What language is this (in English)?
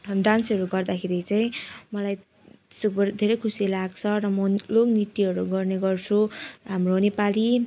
Nepali